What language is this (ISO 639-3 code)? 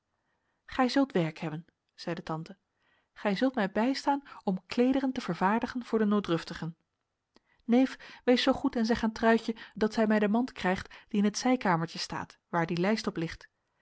nld